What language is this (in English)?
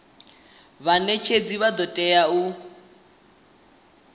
Venda